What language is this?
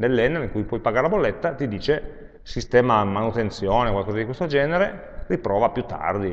Italian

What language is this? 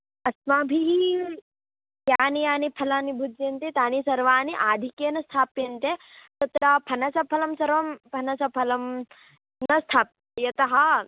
Sanskrit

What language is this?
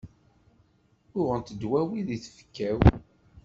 Kabyle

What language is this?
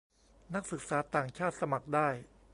Thai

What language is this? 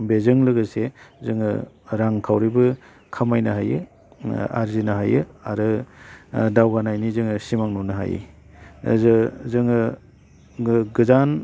Bodo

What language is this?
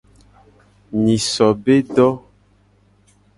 Gen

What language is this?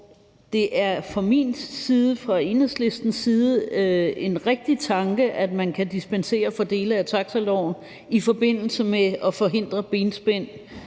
Danish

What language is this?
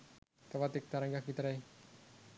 Sinhala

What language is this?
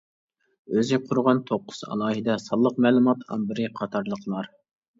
Uyghur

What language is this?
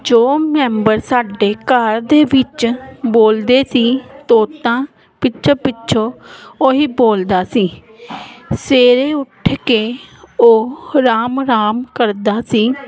Punjabi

